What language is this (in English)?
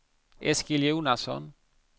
Swedish